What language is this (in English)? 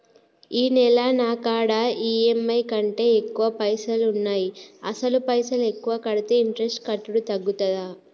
Telugu